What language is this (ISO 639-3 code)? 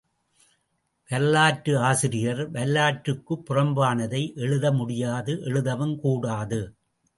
tam